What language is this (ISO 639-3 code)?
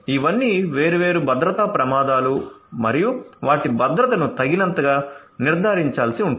tel